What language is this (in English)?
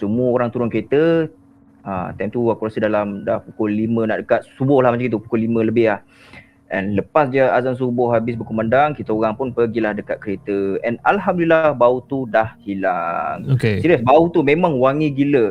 Malay